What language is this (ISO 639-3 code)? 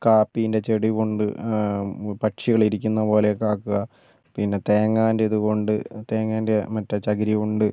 mal